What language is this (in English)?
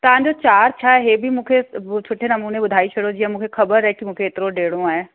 Sindhi